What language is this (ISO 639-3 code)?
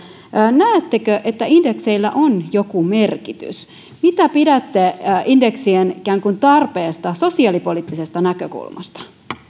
fin